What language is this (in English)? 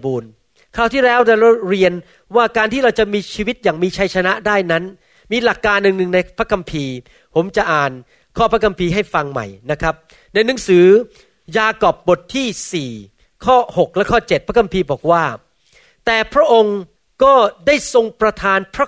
Thai